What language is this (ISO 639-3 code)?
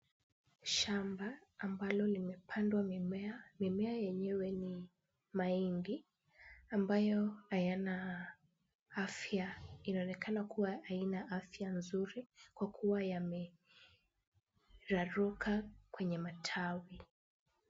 swa